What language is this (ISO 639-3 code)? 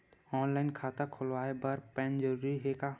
hne